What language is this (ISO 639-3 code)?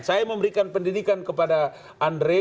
ind